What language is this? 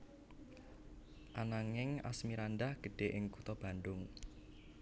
Javanese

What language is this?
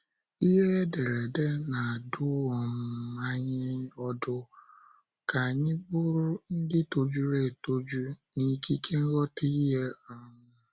Igbo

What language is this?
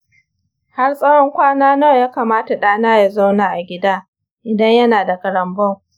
Hausa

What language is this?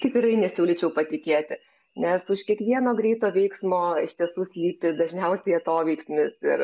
Lithuanian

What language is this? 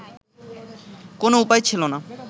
Bangla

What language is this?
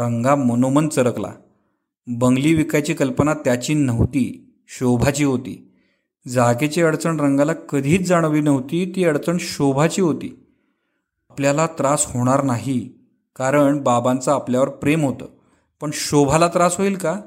Marathi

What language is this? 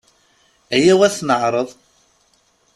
Kabyle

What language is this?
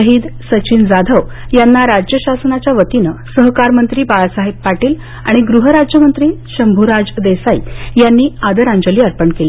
Marathi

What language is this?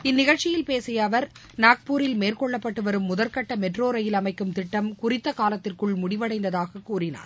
Tamil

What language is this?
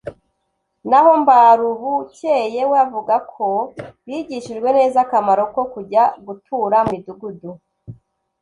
Kinyarwanda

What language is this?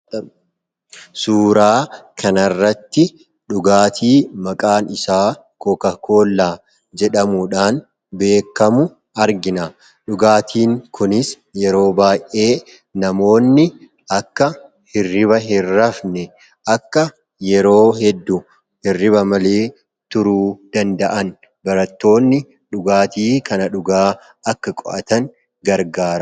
Oromo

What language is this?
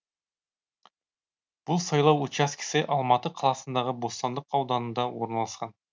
Kazakh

